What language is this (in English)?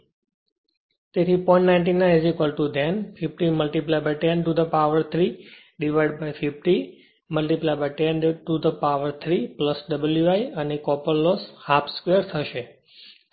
Gujarati